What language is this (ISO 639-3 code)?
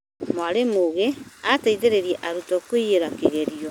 kik